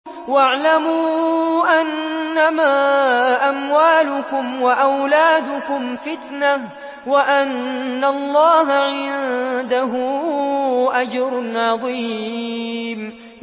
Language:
Arabic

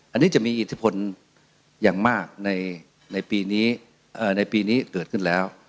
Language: Thai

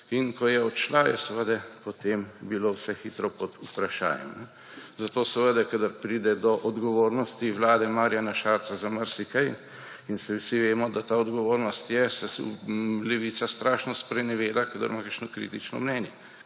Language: Slovenian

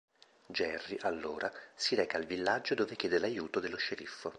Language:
Italian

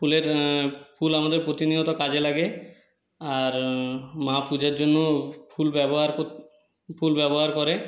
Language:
Bangla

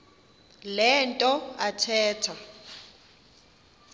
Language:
Xhosa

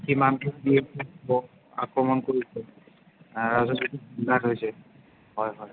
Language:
Assamese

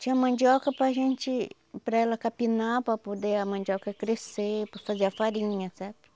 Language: Portuguese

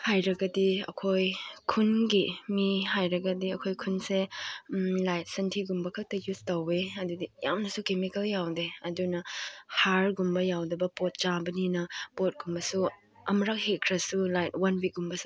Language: Manipuri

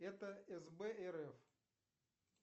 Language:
Russian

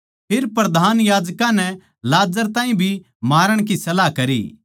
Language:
Haryanvi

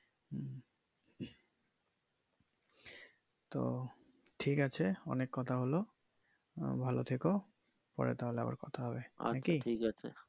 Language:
Bangla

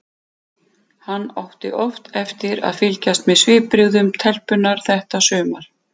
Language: Icelandic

